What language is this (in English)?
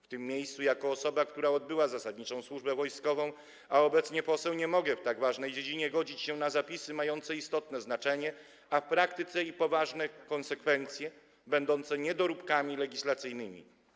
Polish